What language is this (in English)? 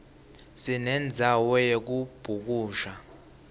Swati